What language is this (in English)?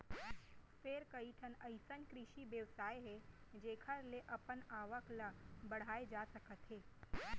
Chhattisgarhi